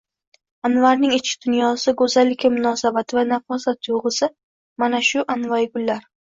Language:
Uzbek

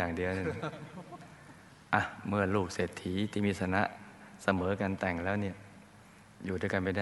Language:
Thai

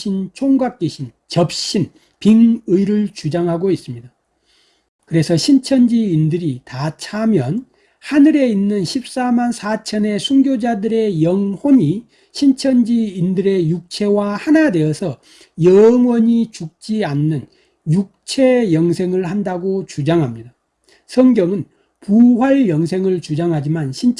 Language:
Korean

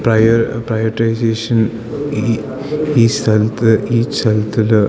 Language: Malayalam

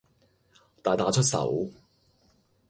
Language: Cantonese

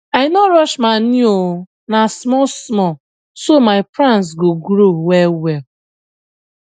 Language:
Nigerian Pidgin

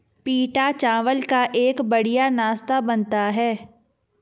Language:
Hindi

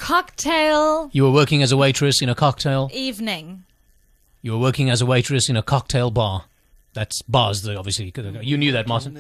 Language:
English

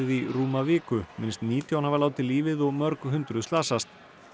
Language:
Icelandic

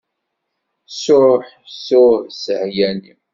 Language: Kabyle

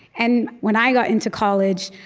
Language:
English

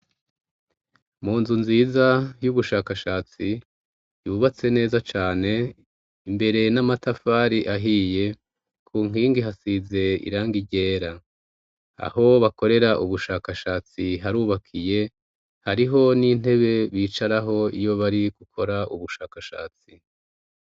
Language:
Rundi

